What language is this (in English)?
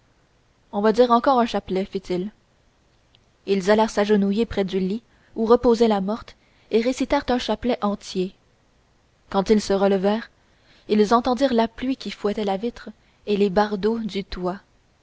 French